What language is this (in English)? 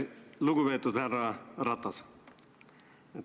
Estonian